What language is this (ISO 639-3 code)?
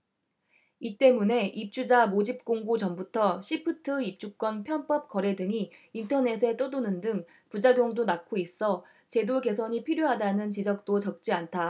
kor